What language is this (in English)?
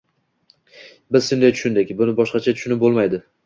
Uzbek